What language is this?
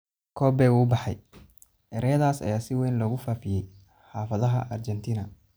Somali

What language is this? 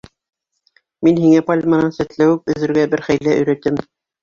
Bashkir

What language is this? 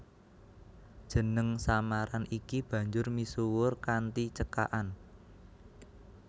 Javanese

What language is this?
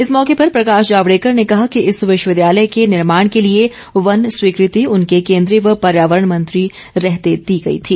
Hindi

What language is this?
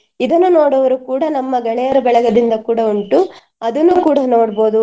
Kannada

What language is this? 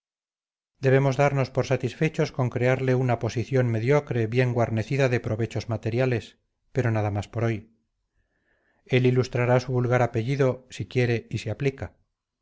Spanish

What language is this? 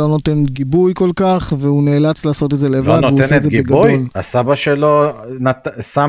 Hebrew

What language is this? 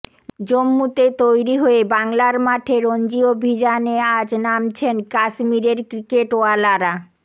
Bangla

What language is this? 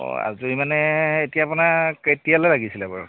Assamese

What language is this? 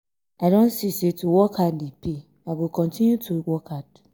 Nigerian Pidgin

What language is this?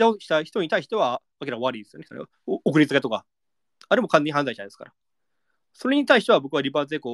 Japanese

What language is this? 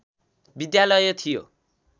Nepali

